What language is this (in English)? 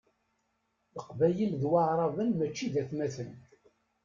Kabyle